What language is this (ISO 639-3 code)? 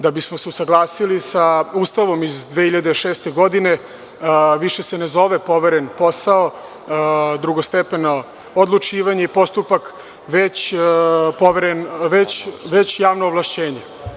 srp